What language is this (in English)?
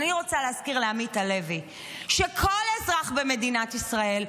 Hebrew